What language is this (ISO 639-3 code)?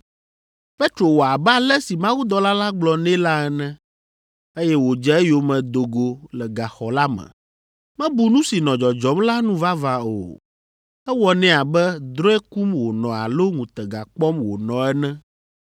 ewe